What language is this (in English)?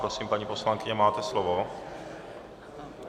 Czech